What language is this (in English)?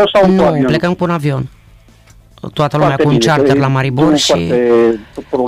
Romanian